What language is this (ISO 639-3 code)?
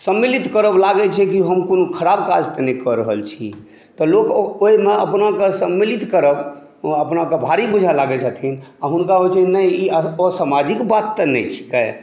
mai